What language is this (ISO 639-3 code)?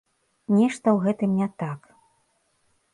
bel